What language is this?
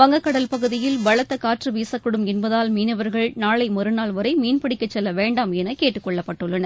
Tamil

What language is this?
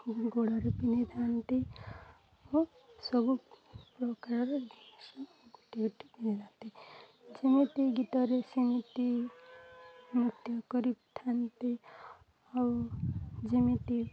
Odia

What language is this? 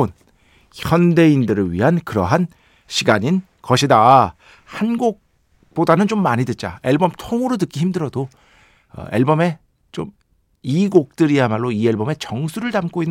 Korean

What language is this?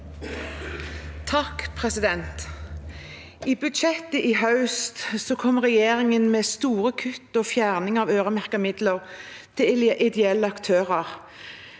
Norwegian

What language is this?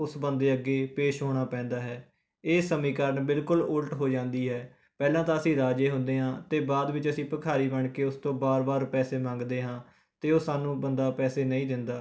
Punjabi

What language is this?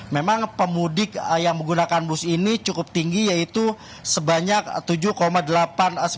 Indonesian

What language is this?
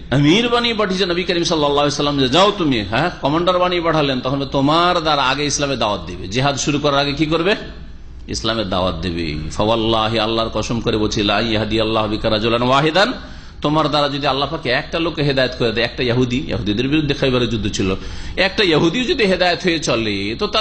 Indonesian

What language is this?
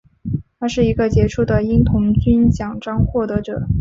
Chinese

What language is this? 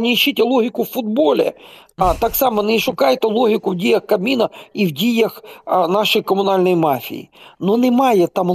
Ukrainian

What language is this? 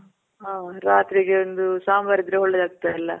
Kannada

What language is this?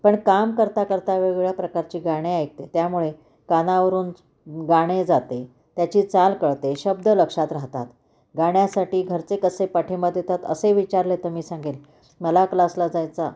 Marathi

